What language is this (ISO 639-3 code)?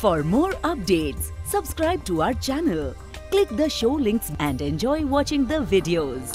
hin